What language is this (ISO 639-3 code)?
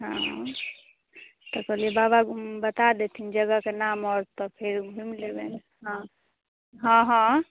mai